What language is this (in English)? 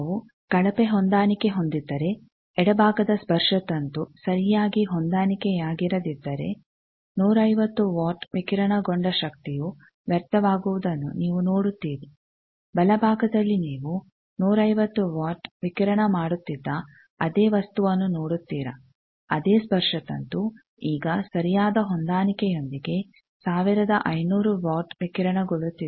Kannada